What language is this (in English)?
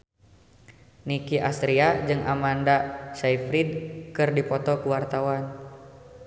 Sundanese